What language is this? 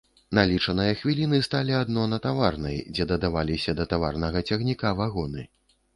Belarusian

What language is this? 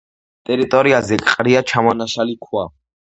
Georgian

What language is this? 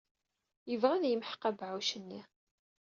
Kabyle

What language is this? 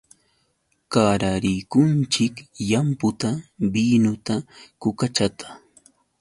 Yauyos Quechua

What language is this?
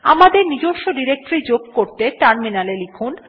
Bangla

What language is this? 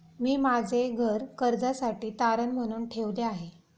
Marathi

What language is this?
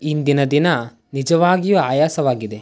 Kannada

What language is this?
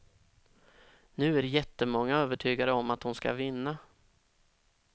Swedish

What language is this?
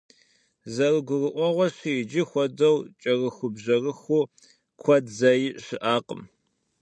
Kabardian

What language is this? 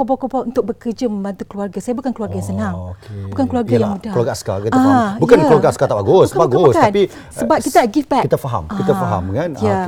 Malay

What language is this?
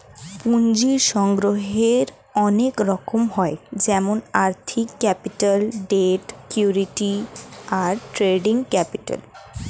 Bangla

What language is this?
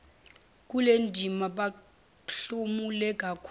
Zulu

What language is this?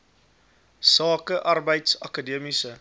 Afrikaans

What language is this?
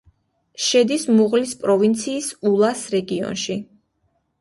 Georgian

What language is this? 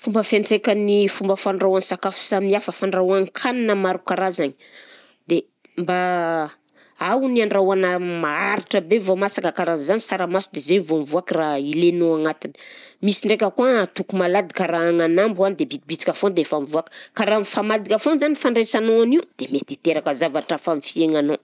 Southern Betsimisaraka Malagasy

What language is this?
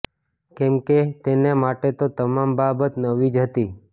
Gujarati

